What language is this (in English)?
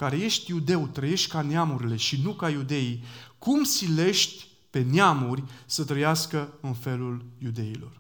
Romanian